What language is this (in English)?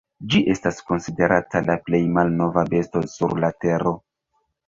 Esperanto